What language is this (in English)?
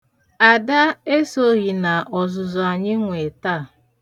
Igbo